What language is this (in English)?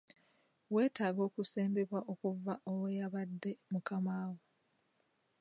Ganda